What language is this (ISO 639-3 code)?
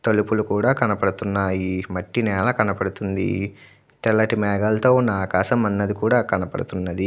tel